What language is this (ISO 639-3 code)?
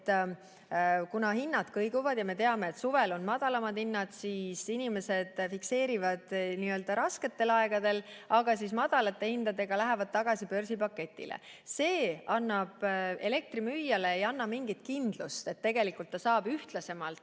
est